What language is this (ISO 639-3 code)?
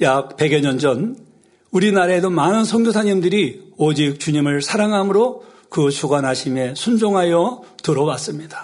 kor